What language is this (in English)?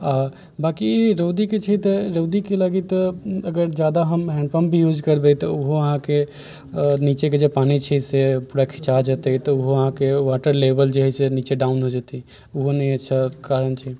Maithili